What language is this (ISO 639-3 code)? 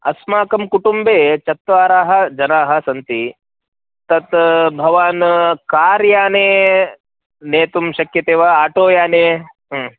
san